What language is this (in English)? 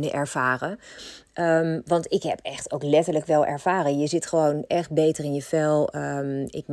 Dutch